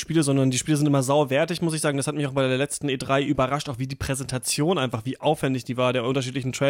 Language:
German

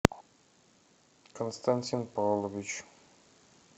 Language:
Russian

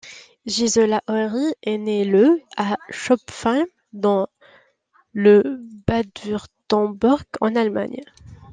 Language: French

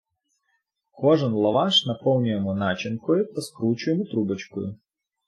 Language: Ukrainian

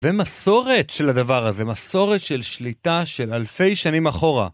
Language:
Hebrew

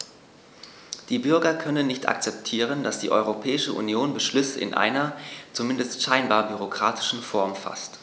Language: German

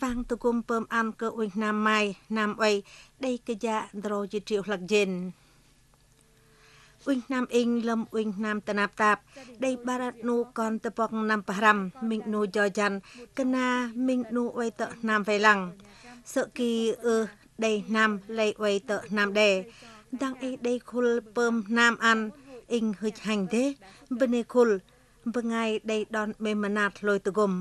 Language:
Vietnamese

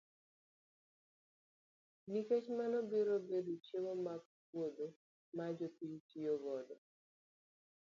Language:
Luo (Kenya and Tanzania)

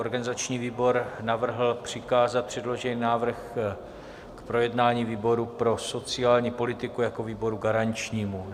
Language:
Czech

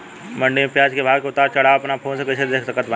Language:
Bhojpuri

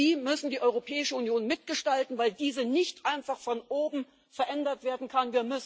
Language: German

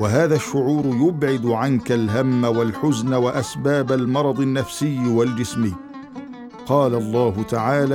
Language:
Arabic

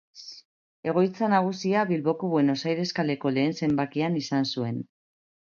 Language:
Basque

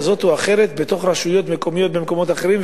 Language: Hebrew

